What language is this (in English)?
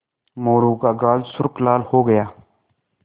Hindi